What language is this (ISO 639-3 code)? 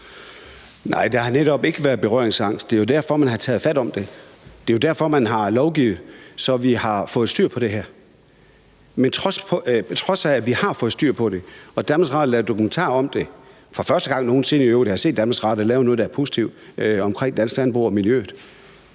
dan